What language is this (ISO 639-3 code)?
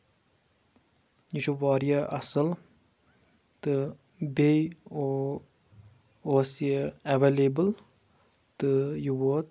kas